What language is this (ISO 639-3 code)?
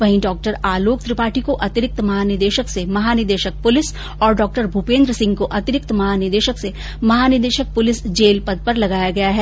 hin